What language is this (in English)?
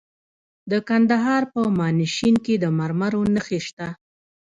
Pashto